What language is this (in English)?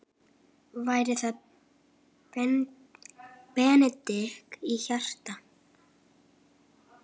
Icelandic